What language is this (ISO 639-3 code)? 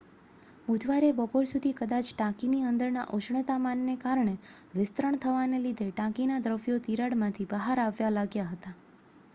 guj